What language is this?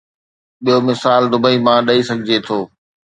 Sindhi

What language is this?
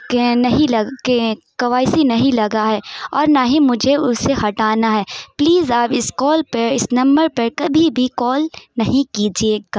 Urdu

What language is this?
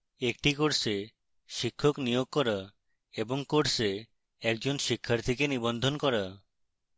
Bangla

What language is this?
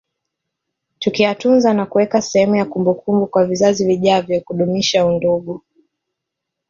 Swahili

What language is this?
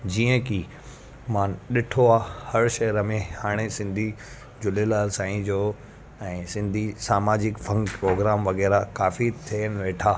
Sindhi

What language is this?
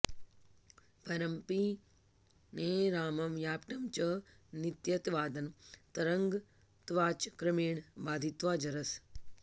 Sanskrit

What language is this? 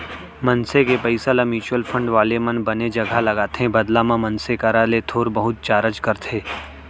Chhattisgarhi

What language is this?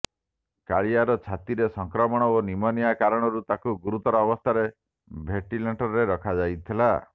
Odia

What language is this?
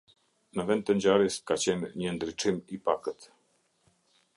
Albanian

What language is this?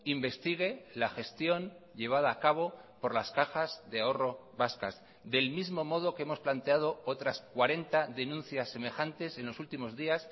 Spanish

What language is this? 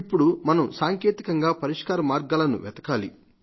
Telugu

